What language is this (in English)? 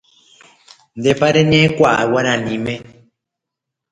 Guarani